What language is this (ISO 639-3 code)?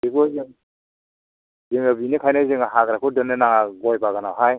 brx